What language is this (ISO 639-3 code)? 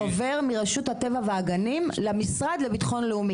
heb